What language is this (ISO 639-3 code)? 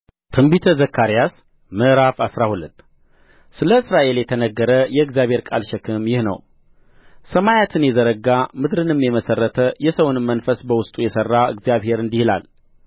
amh